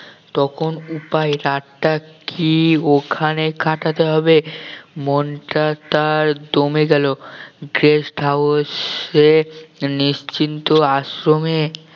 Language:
Bangla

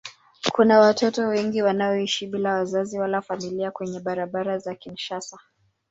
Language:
Swahili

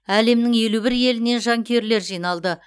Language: Kazakh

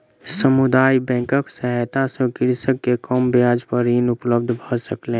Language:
Maithili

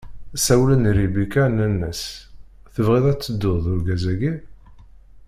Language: Kabyle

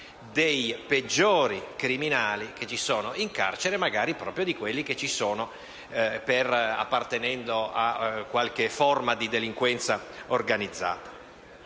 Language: Italian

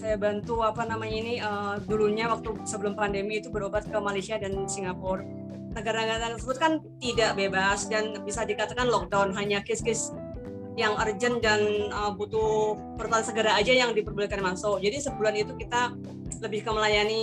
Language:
Indonesian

